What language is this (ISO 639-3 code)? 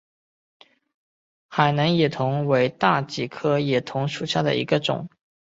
zho